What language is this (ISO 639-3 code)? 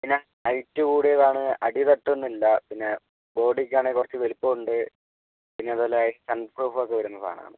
mal